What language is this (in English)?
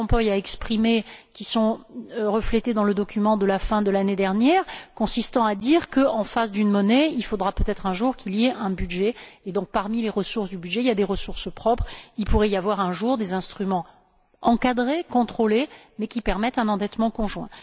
French